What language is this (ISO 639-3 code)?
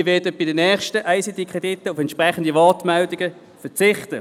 gsw